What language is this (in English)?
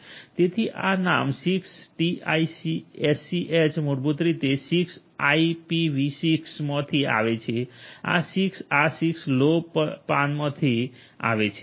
Gujarati